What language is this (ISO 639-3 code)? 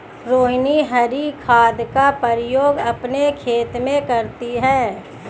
hin